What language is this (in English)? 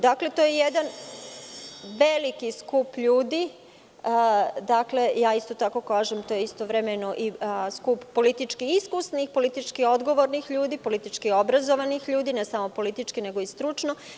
Serbian